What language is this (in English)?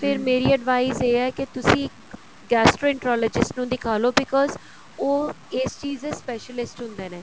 Punjabi